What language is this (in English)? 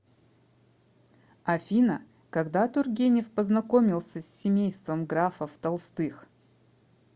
Russian